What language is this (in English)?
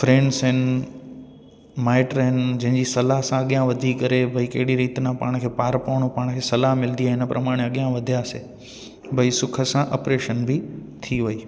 Sindhi